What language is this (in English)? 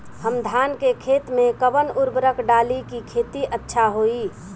Bhojpuri